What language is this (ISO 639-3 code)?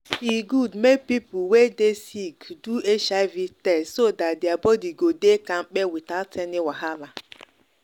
pcm